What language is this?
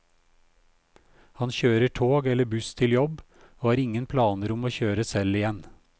Norwegian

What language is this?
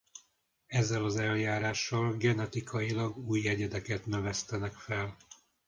Hungarian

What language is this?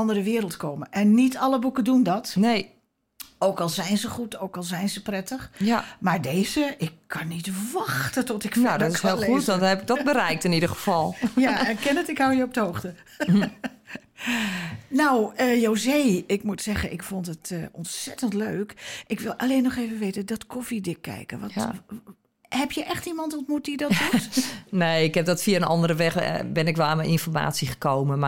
Dutch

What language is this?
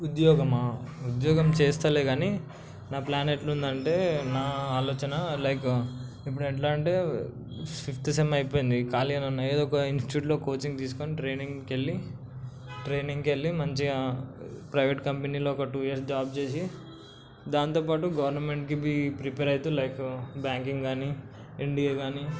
Telugu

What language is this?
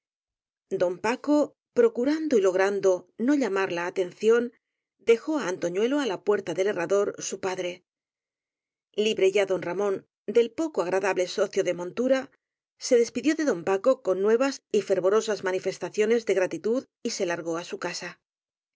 Spanish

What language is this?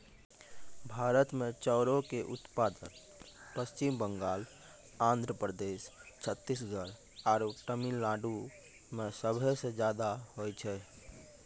Maithili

